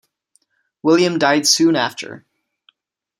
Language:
English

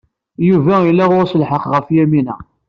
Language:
Kabyle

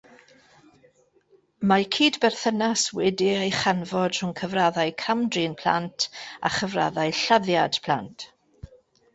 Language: Welsh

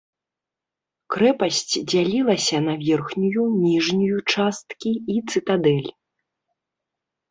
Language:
Belarusian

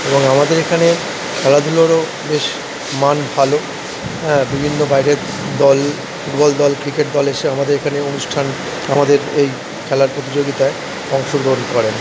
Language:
Bangla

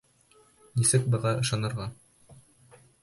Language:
Bashkir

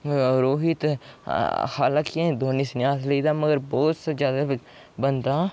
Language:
Dogri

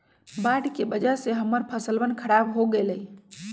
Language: Magahi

